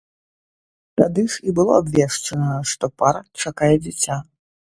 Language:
Belarusian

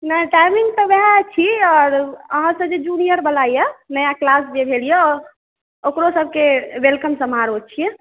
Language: Maithili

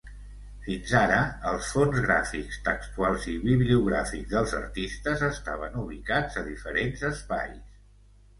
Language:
Catalan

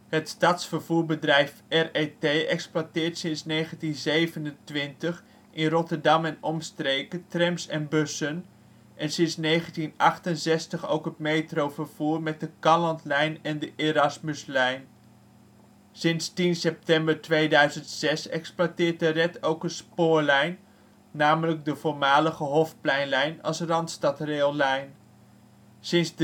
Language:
Dutch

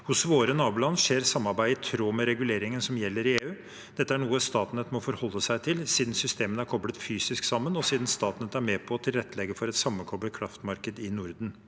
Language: Norwegian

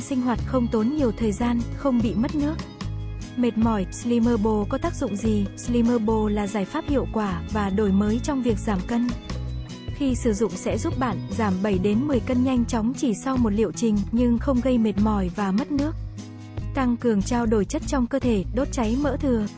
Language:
Vietnamese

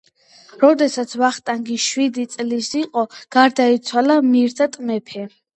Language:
Georgian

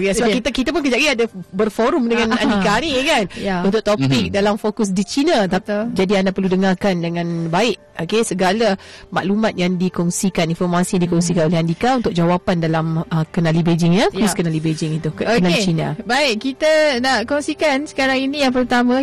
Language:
Malay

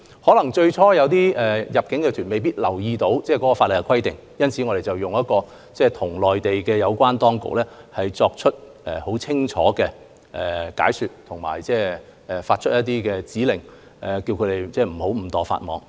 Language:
Cantonese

